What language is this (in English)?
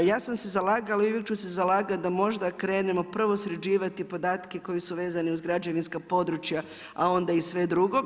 Croatian